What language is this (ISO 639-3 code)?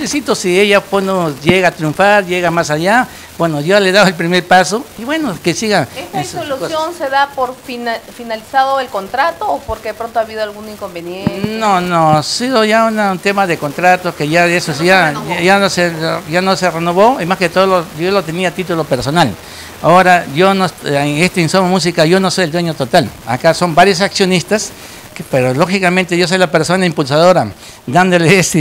spa